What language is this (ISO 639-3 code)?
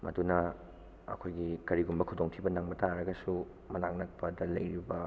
mni